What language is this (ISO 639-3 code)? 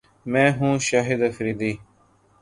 urd